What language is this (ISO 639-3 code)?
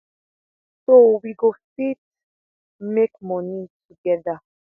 pcm